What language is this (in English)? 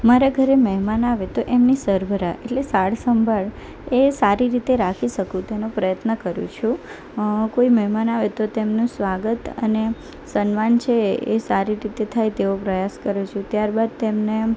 Gujarati